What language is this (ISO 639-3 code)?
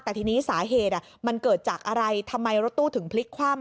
tha